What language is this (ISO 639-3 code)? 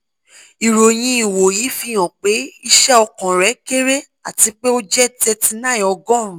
yor